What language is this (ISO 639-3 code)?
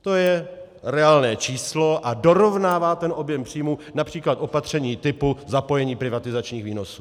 ces